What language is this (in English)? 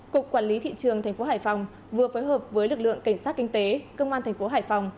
Vietnamese